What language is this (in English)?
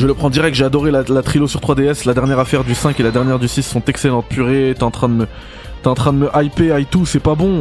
French